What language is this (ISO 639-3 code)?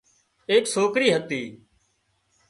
kxp